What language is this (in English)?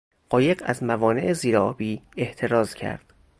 Persian